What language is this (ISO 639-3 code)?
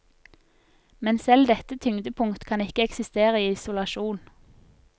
nor